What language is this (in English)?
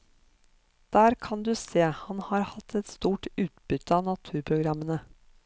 Norwegian